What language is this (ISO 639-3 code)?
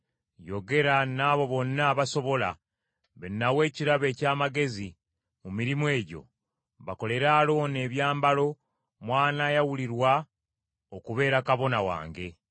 lug